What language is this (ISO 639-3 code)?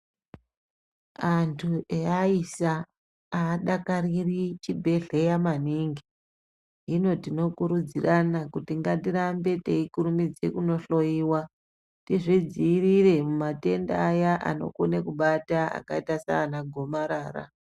ndc